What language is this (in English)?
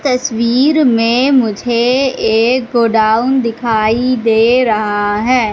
Hindi